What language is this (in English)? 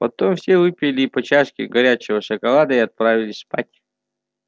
Russian